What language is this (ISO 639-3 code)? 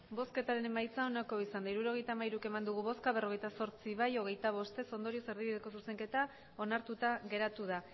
eus